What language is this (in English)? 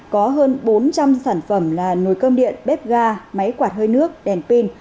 Vietnamese